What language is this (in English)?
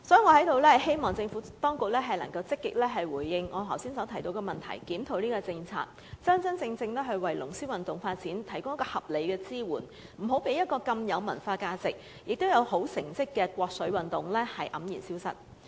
Cantonese